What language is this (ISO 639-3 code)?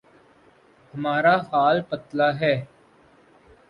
urd